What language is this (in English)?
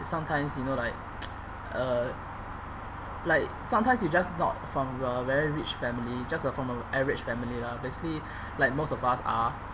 English